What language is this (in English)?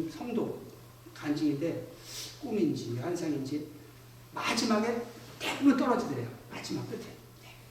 Korean